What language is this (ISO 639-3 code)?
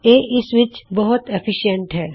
pan